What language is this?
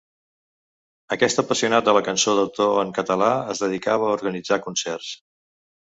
Catalan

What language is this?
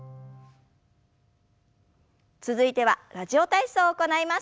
Japanese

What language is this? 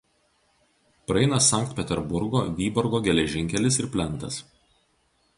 Lithuanian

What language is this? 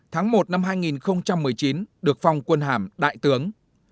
Vietnamese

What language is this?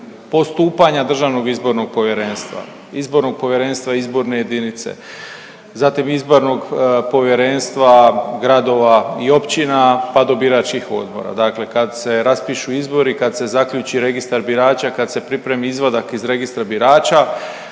Croatian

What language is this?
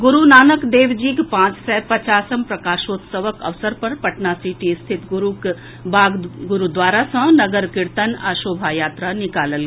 Maithili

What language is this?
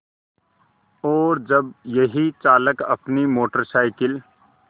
Hindi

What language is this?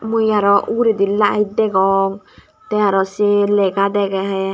Chakma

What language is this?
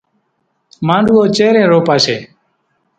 Kachi Koli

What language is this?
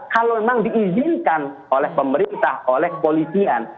Indonesian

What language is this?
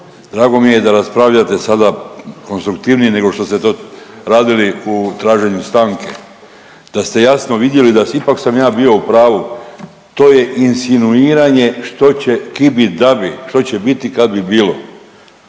Croatian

